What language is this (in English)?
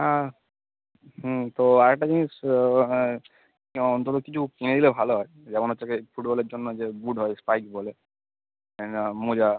Bangla